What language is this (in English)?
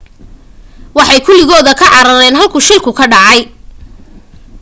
Somali